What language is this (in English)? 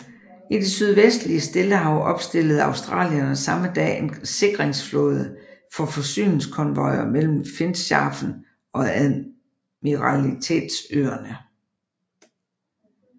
Danish